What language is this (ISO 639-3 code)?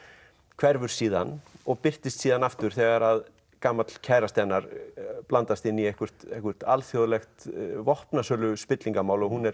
isl